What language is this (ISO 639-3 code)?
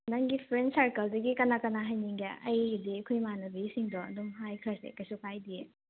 mni